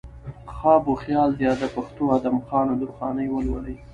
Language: Pashto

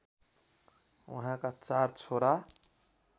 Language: Nepali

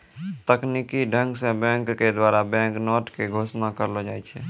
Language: Maithili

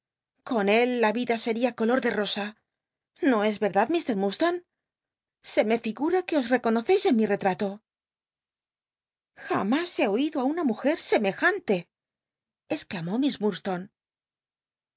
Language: Spanish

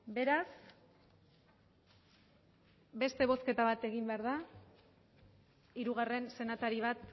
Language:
Basque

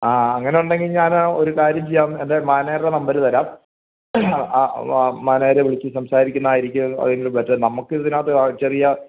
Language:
Malayalam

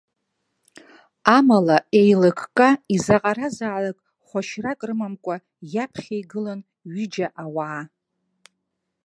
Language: Abkhazian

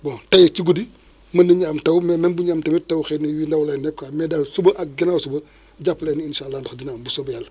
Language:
Wolof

